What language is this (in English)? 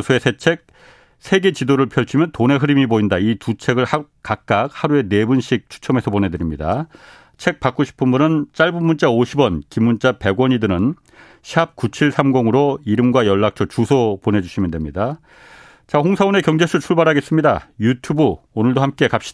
Korean